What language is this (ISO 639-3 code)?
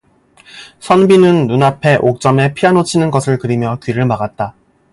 kor